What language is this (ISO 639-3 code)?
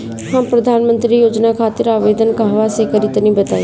bho